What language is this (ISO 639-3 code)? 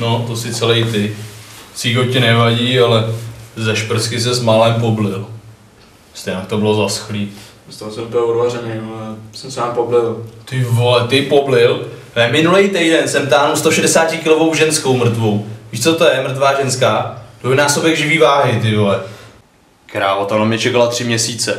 ces